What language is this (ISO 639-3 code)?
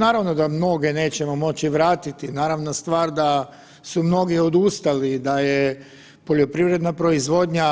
hrv